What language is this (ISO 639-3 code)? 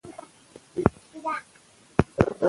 pus